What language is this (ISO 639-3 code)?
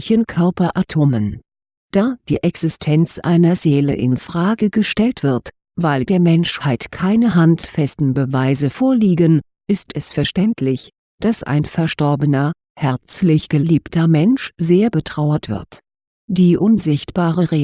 deu